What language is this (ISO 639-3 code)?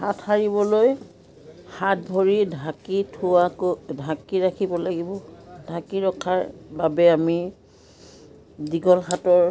asm